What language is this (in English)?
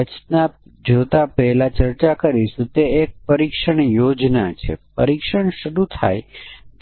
Gujarati